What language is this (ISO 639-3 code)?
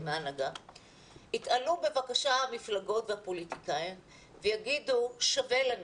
heb